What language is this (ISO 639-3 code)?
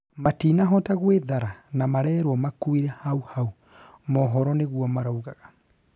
kik